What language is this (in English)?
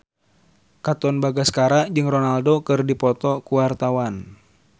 Sundanese